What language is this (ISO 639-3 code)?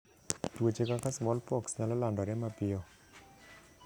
luo